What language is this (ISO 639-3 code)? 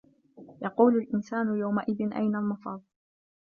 ara